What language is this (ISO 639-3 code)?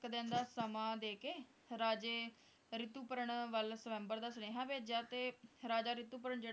pan